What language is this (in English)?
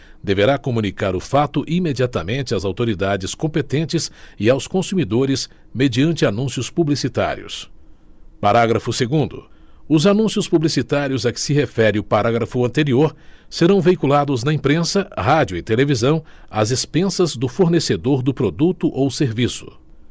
Portuguese